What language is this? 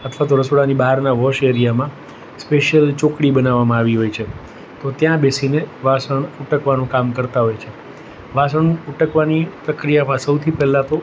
Gujarati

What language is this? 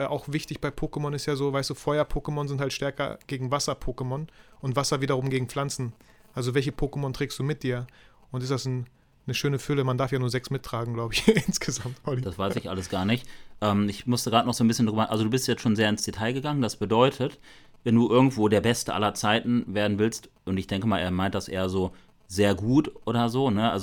German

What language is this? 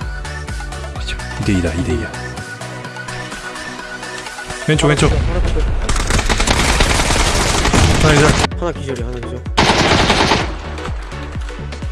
Korean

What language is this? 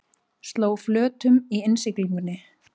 Icelandic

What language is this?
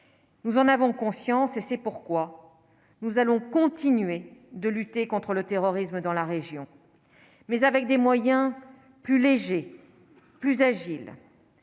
French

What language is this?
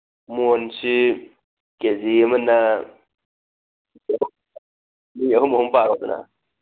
Manipuri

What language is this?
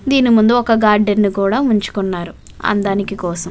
Telugu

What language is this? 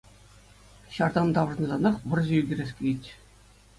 Chuvash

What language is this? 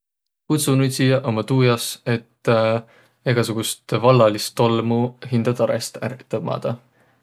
Võro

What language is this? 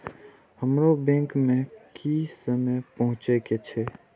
Maithili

